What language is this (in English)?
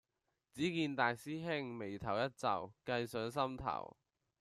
Cantonese